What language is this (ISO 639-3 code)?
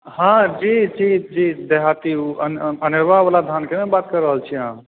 mai